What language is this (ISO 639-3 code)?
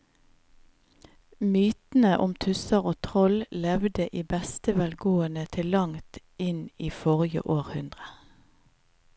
nor